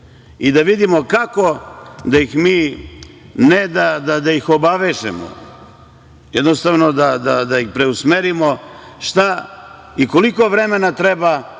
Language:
Serbian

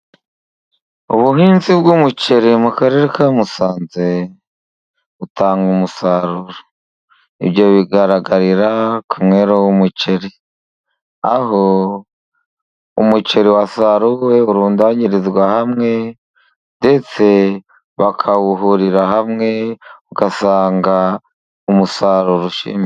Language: Kinyarwanda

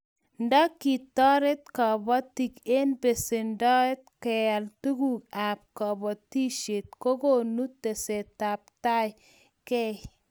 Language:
Kalenjin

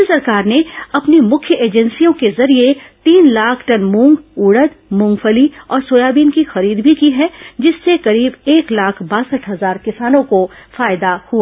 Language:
Hindi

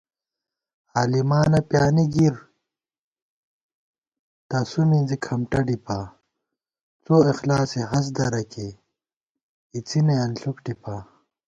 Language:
Gawar-Bati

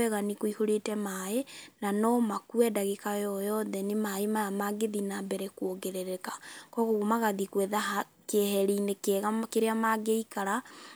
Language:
Kikuyu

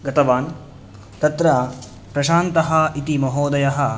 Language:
Sanskrit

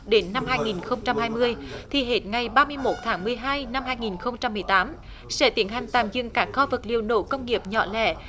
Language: Vietnamese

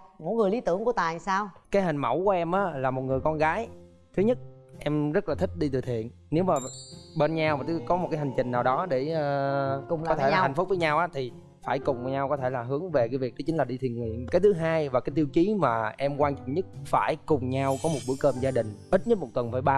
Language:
Vietnamese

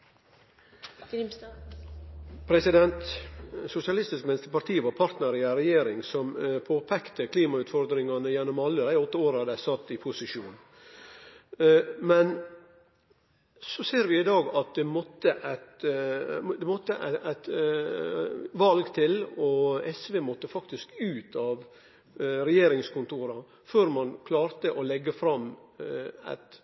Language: Norwegian Nynorsk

